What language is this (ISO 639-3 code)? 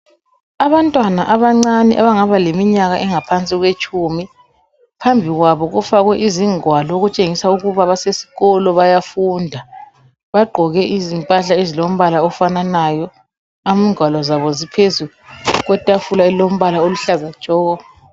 nde